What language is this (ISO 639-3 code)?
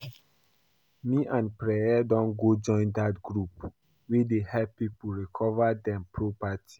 pcm